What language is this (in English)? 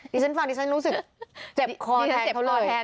Thai